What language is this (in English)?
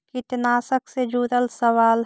Magahi